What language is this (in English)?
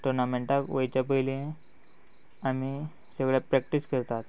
Konkani